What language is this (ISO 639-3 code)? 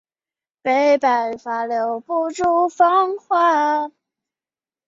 zho